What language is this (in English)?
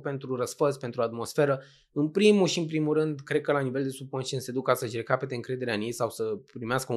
Romanian